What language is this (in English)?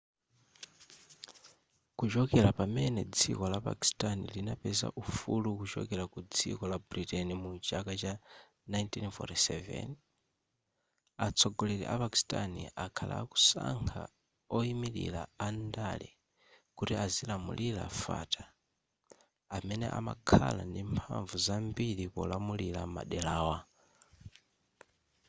Nyanja